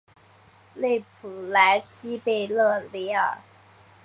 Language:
Chinese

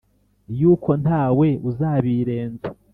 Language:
Kinyarwanda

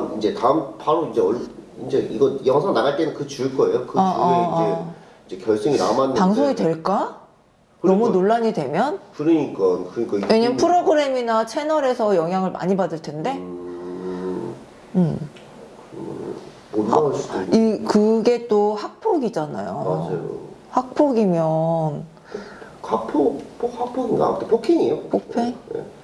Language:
Korean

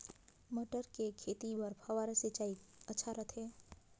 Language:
Chhattisgarhi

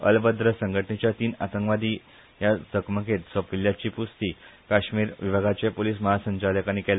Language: Konkani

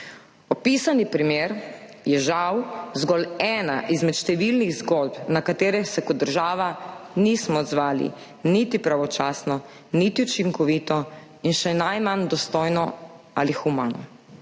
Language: Slovenian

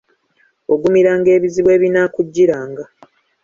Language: Ganda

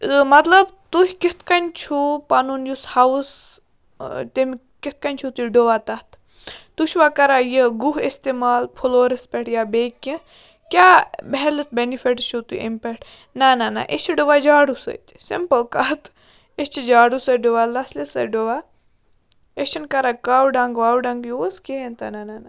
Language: Kashmiri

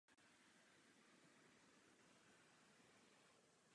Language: Czech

